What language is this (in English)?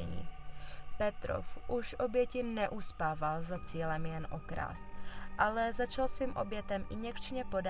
Czech